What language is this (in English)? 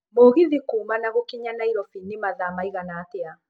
Kikuyu